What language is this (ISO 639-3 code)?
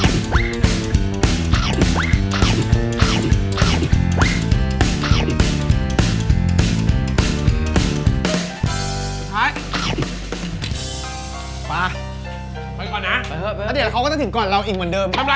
tha